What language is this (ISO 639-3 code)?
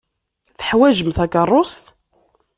kab